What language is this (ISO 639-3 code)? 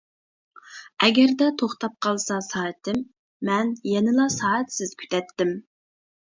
uig